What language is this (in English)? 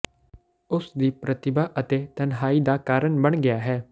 Punjabi